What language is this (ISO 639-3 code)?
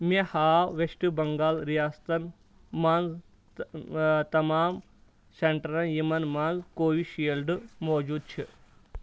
kas